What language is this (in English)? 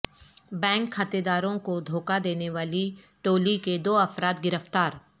Urdu